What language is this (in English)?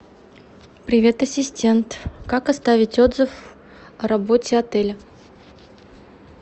Russian